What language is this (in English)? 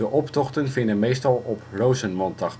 Dutch